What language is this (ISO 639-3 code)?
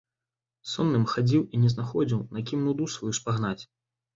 bel